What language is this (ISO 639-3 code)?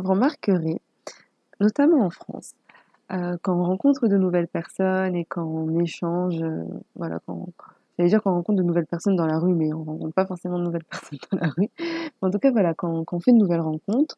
fra